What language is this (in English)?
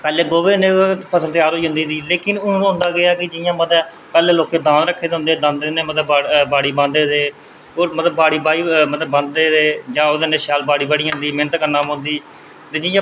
Dogri